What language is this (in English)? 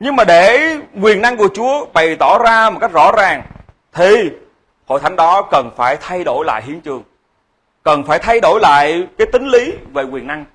Vietnamese